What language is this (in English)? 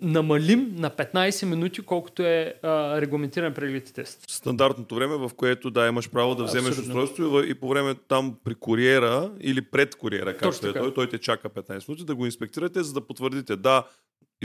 Bulgarian